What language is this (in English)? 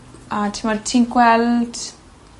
Welsh